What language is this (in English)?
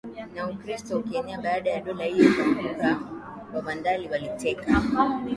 Swahili